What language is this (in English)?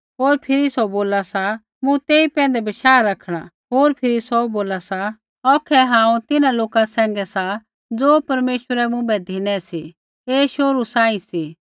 Kullu Pahari